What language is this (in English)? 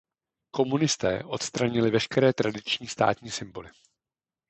Czech